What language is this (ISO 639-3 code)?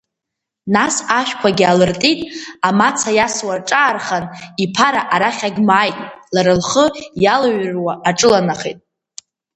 abk